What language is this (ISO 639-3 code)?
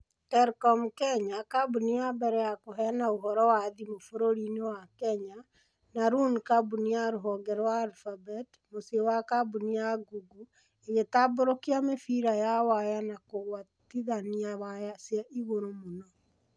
kik